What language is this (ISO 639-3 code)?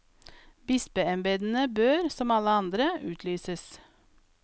nor